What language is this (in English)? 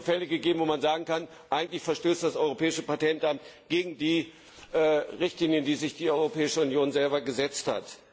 German